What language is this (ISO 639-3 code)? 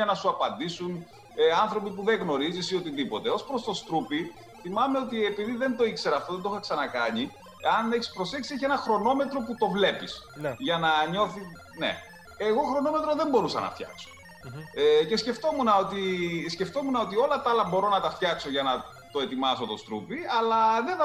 ell